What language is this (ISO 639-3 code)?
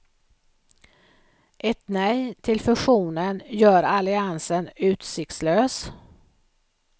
swe